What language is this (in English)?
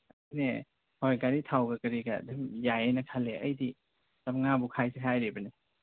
Manipuri